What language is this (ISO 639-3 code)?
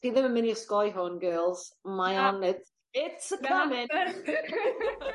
cym